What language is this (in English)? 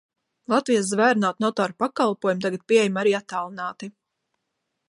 Latvian